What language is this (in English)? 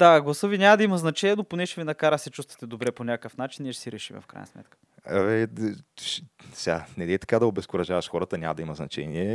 Bulgarian